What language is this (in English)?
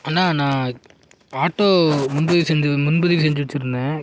Tamil